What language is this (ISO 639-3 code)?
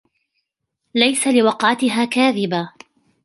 ara